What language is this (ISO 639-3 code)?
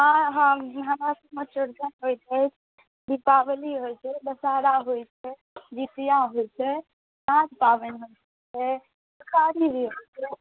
mai